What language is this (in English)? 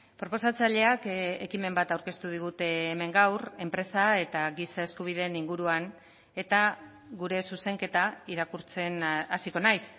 Basque